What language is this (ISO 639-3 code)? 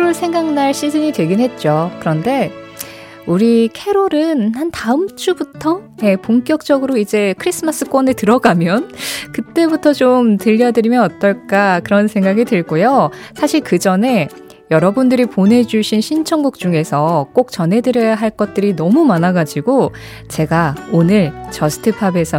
kor